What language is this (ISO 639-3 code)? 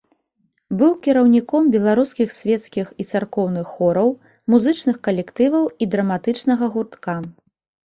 bel